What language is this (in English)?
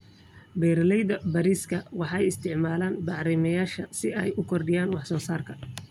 Somali